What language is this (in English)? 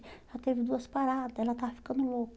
Portuguese